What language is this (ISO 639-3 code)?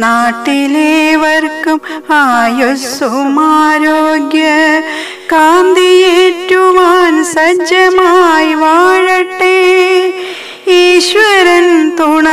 ron